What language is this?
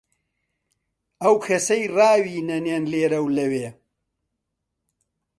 Central Kurdish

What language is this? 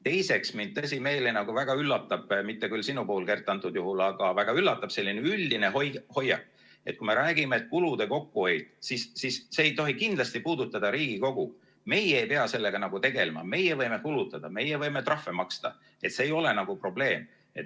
Estonian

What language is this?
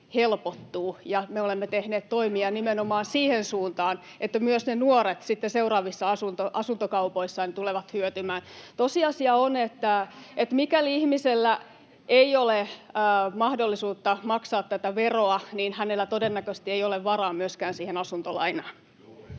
Finnish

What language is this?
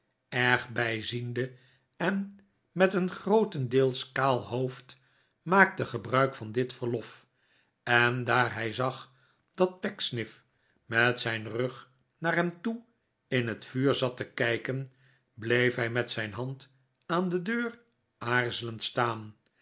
Dutch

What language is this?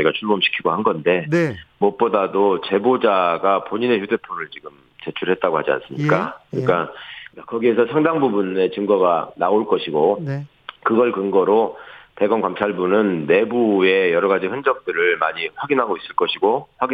Korean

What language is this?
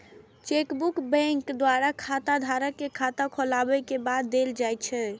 Maithili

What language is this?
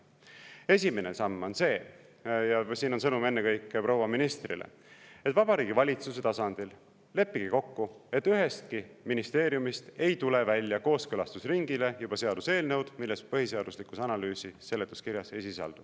Estonian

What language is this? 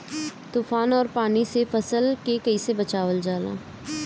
Bhojpuri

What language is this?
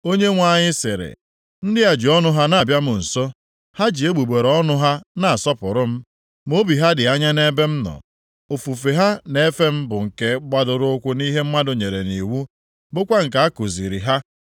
Igbo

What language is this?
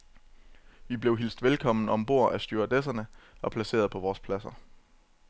Danish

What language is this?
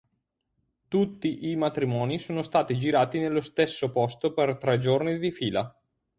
Italian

